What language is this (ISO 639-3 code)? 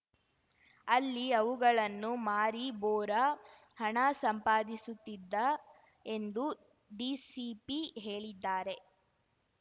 kan